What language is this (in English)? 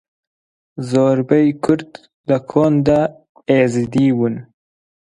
Central Kurdish